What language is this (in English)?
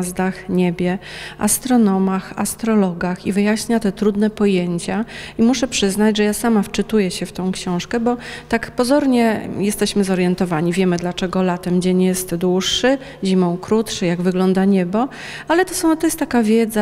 Polish